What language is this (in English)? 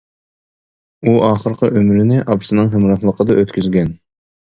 Uyghur